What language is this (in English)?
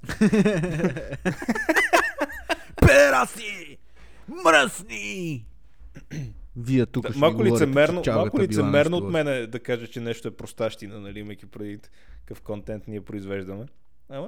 Bulgarian